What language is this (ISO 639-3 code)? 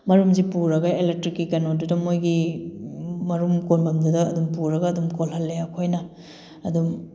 mni